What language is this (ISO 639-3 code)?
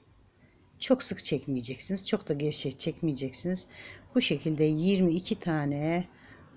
tur